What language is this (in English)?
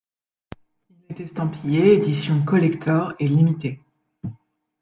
French